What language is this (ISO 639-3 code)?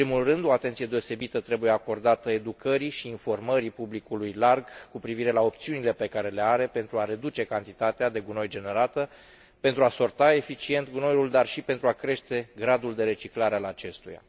ron